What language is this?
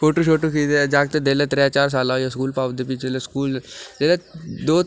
Dogri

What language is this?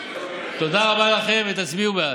Hebrew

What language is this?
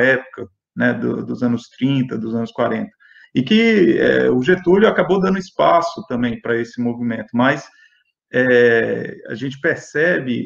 Portuguese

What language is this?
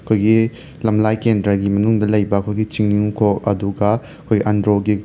Manipuri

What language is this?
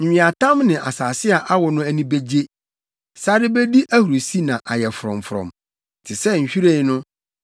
Akan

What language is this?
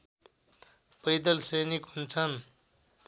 Nepali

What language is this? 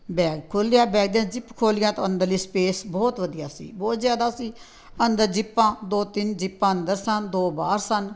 Punjabi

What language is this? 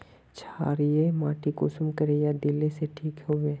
Magahi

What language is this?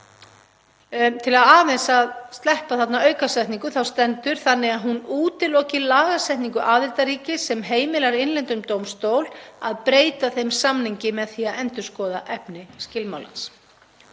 Icelandic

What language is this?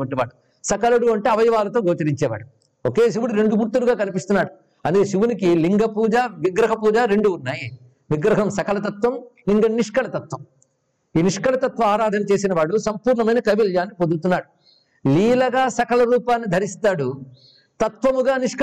Telugu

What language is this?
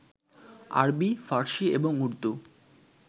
Bangla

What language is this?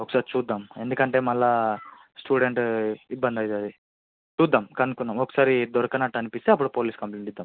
Telugu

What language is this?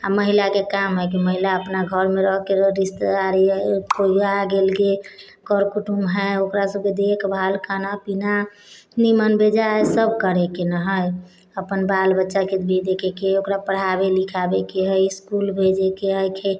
Maithili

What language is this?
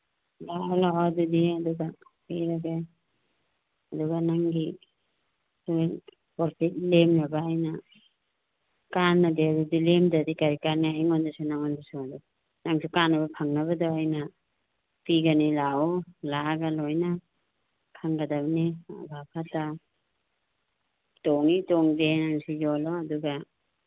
Manipuri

